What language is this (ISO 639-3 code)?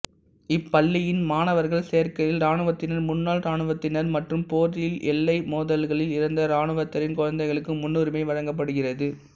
tam